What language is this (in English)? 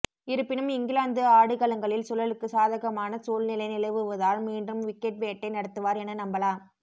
Tamil